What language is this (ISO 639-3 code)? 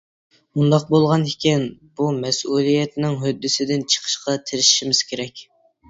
uig